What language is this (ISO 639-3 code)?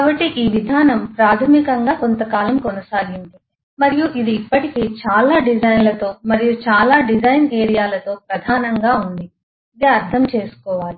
tel